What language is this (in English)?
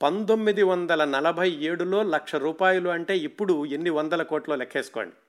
Telugu